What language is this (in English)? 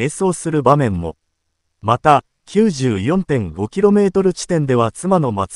Japanese